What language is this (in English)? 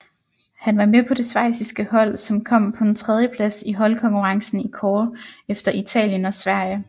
Danish